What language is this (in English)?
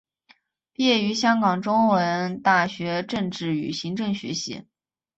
Chinese